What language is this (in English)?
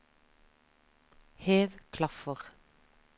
Norwegian